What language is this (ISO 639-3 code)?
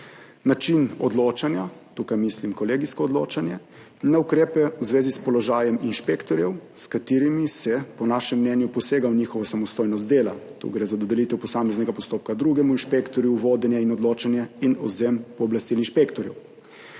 slv